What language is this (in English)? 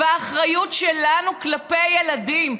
Hebrew